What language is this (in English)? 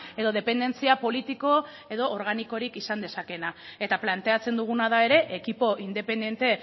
Basque